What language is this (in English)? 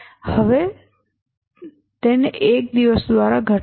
Gujarati